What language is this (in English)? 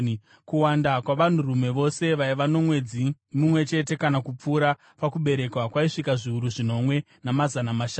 Shona